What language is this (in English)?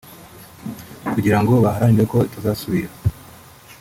Kinyarwanda